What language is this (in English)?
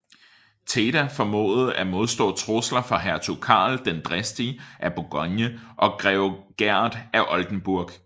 Danish